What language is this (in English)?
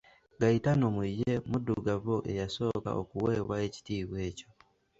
Ganda